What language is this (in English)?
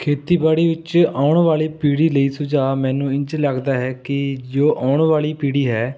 Punjabi